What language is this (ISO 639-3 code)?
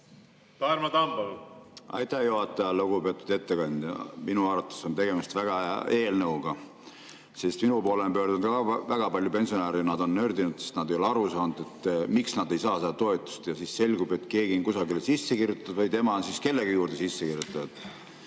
est